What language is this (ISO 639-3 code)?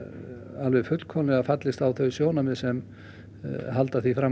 isl